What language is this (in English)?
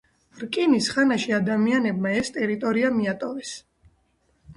Georgian